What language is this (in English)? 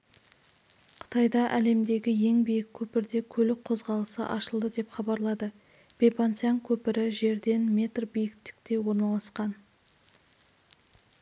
Kazakh